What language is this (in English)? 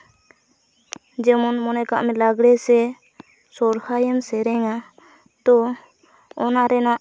Santali